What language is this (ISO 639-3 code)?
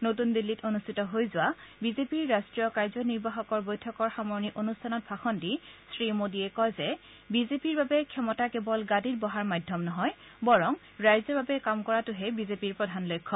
asm